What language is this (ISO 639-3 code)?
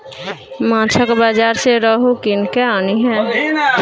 mai